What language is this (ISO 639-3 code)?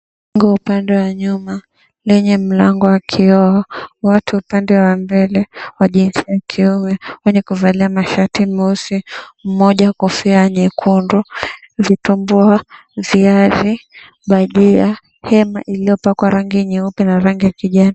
swa